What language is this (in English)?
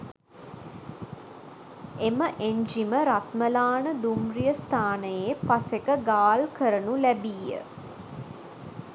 Sinhala